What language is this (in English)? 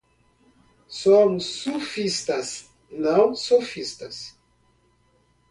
Portuguese